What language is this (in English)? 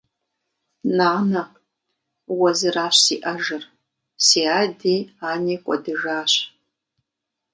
Kabardian